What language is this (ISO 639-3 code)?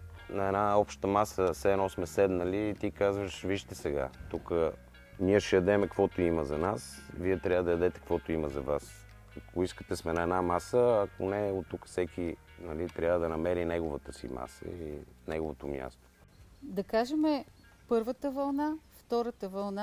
bul